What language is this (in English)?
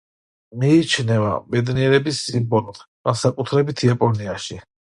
Georgian